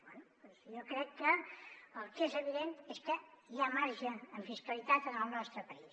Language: Catalan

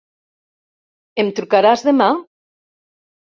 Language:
Catalan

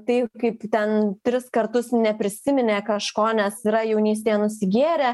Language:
Lithuanian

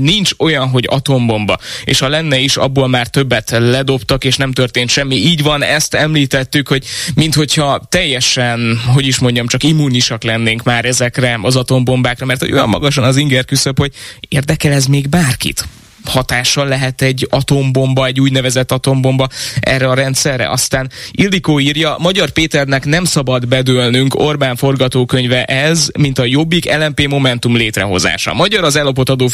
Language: Hungarian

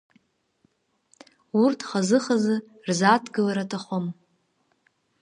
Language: Abkhazian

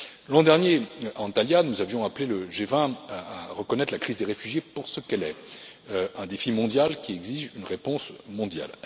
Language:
French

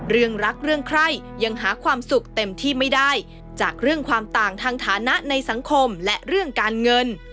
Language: Thai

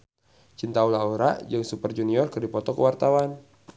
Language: Sundanese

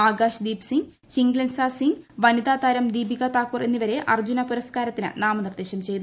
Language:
Malayalam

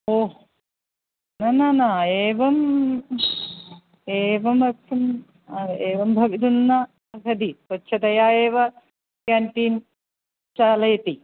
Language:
Sanskrit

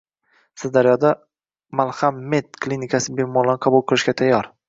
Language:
Uzbek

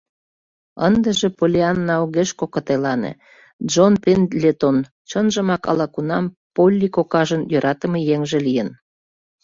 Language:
Mari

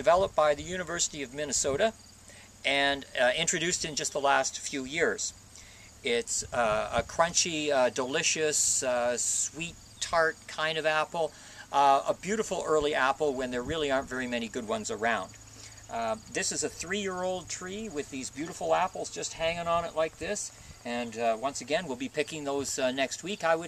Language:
English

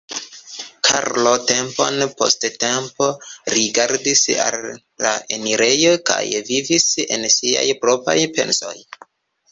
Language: Esperanto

